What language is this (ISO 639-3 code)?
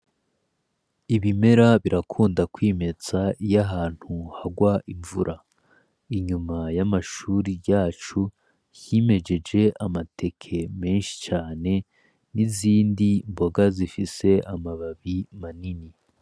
run